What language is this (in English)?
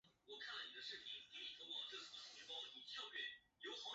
Chinese